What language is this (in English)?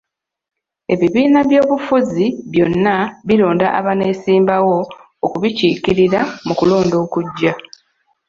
Ganda